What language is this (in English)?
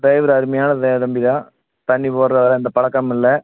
Tamil